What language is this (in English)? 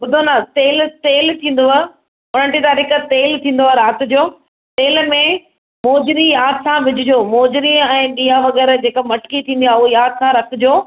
Sindhi